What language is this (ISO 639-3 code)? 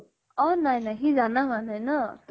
asm